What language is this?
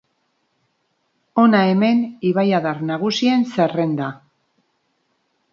Basque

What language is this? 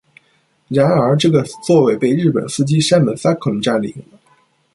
Chinese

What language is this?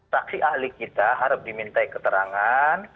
Indonesian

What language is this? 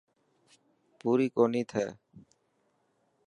Dhatki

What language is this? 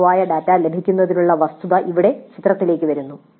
Malayalam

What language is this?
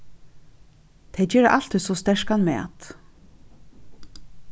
Faroese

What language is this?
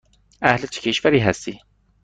Persian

